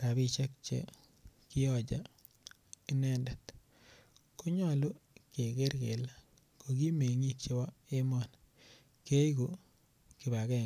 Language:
Kalenjin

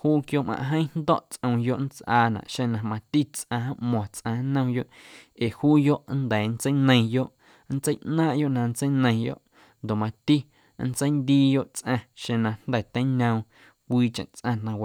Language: Guerrero Amuzgo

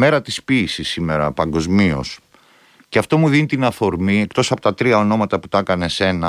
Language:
Greek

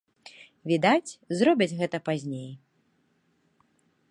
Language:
Belarusian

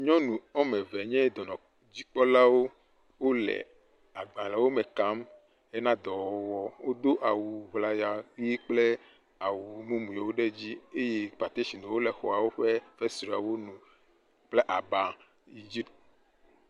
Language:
Ewe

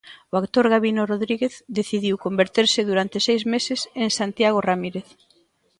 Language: Galician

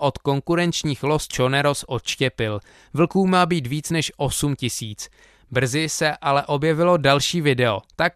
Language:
Czech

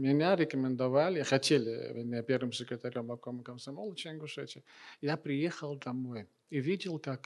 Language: Russian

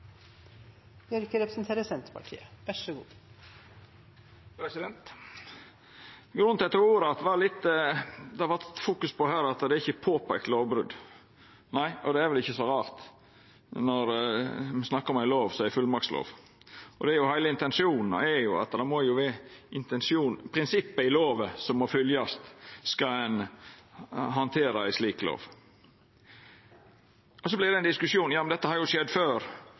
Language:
Norwegian Nynorsk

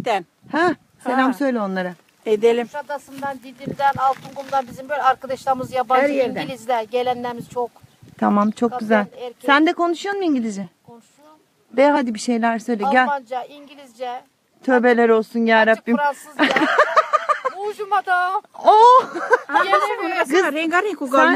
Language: Turkish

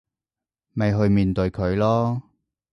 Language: Cantonese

